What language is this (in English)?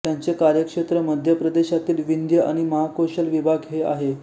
Marathi